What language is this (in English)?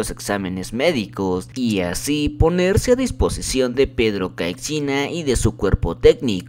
Spanish